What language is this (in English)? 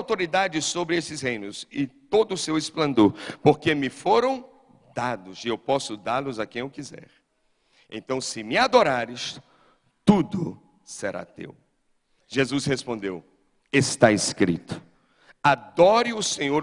Portuguese